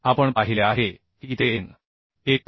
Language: Marathi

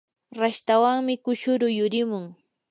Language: Yanahuanca Pasco Quechua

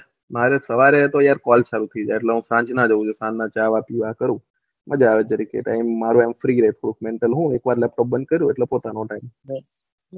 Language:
Gujarati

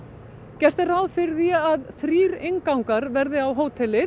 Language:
Icelandic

